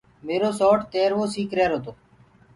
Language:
Gurgula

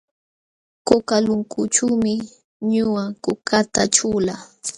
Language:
Jauja Wanca Quechua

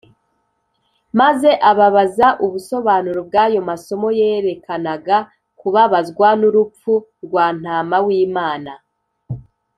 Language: Kinyarwanda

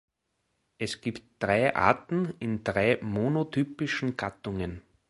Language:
German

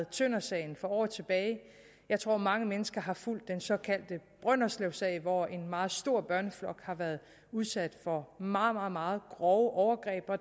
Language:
Danish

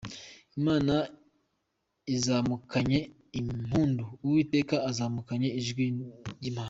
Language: Kinyarwanda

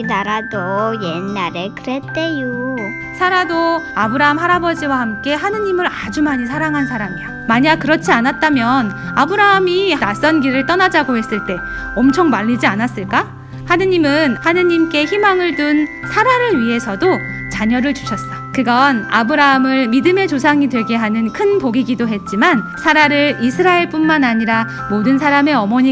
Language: Korean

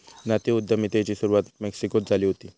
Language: Marathi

